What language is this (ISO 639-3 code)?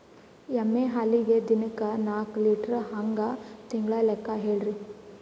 kan